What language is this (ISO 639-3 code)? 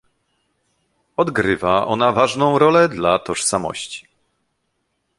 pol